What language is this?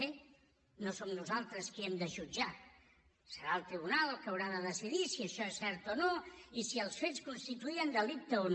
Catalan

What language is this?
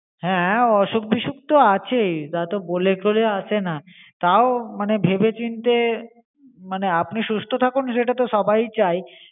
Bangla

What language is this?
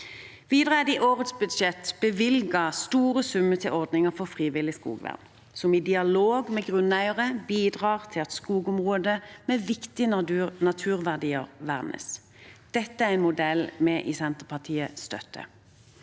Norwegian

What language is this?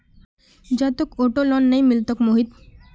Magahi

